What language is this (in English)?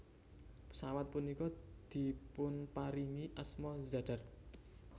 Javanese